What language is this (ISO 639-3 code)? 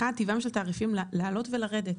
heb